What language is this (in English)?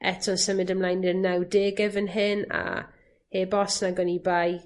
Welsh